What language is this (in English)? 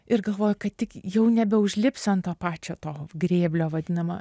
Lithuanian